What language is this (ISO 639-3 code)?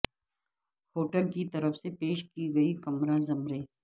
urd